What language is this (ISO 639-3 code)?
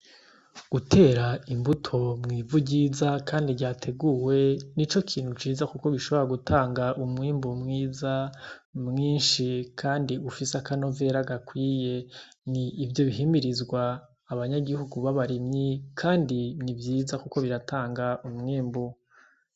run